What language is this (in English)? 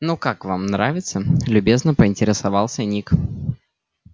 Russian